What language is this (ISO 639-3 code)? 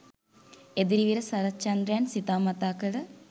sin